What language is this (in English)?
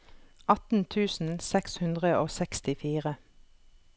Norwegian